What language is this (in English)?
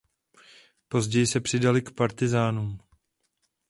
Czech